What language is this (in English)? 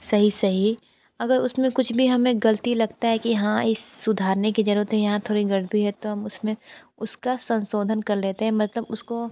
Hindi